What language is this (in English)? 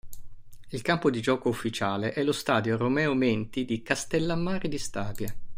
Italian